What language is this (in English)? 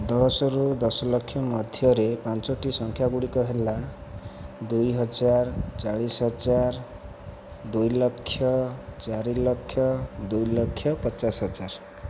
Odia